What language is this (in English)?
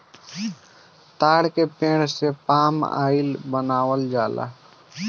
Bhojpuri